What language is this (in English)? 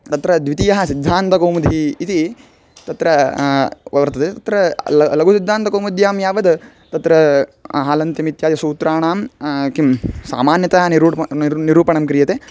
Sanskrit